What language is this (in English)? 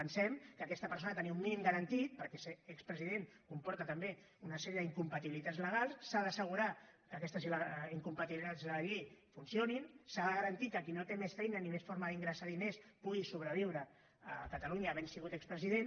Catalan